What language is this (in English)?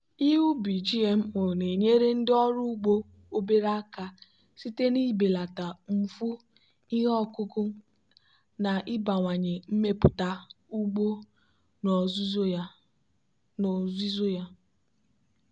Igbo